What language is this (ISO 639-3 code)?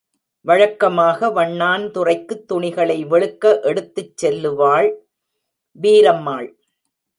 tam